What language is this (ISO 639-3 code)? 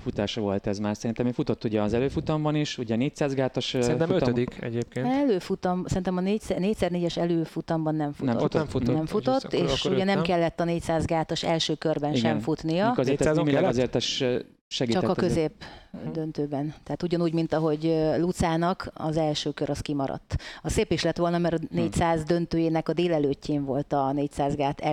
hun